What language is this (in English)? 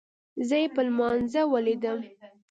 Pashto